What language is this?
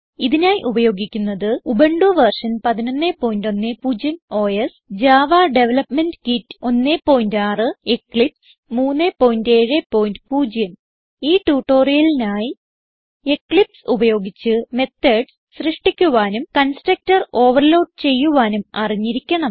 Malayalam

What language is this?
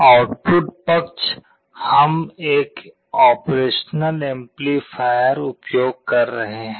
Hindi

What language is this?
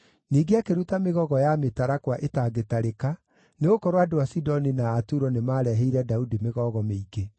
Kikuyu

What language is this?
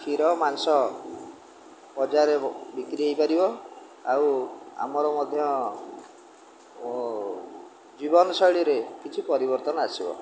Odia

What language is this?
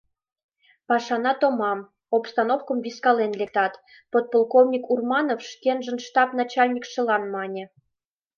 Mari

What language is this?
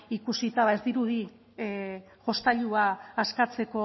Basque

